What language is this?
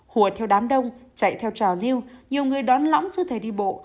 Vietnamese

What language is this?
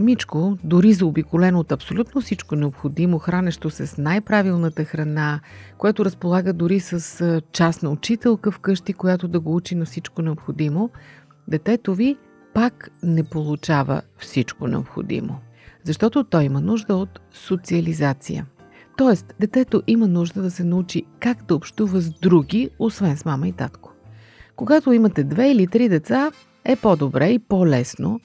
Bulgarian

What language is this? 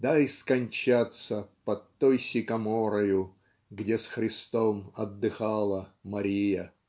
Russian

